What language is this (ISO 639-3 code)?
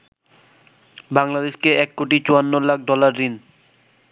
ben